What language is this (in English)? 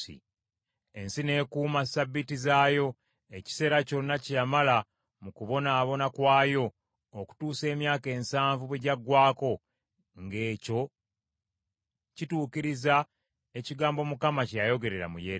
Ganda